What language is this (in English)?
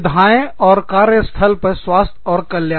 Hindi